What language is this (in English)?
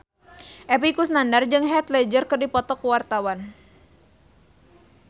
Sundanese